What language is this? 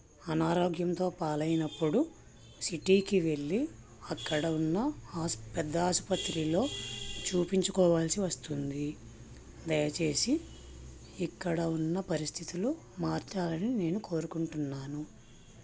Telugu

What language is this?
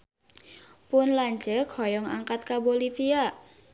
Sundanese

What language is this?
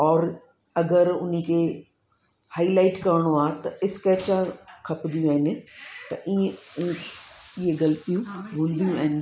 Sindhi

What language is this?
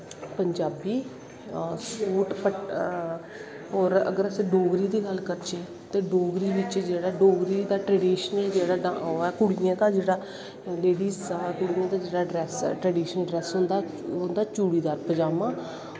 Dogri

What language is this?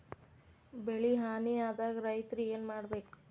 Kannada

